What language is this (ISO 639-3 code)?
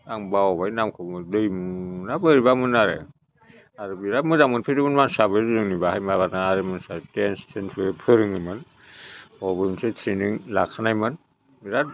brx